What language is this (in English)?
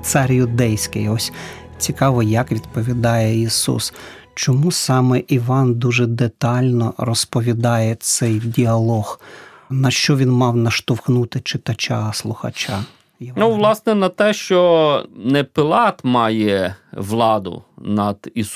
Ukrainian